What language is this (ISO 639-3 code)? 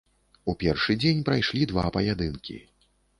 bel